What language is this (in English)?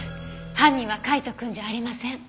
Japanese